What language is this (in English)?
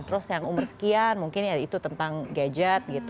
Indonesian